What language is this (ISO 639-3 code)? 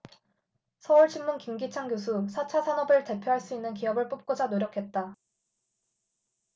kor